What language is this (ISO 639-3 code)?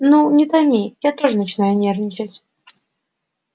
rus